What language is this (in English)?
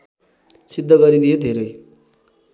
Nepali